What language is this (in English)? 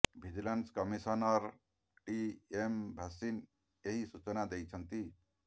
Odia